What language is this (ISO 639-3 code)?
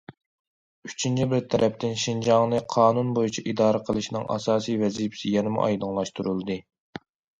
uig